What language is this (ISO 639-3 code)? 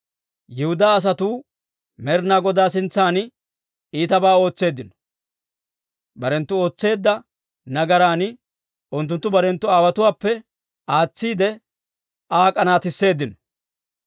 dwr